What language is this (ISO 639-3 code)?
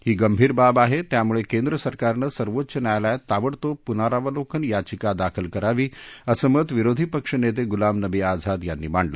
mar